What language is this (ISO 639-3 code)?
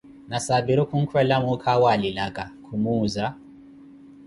eko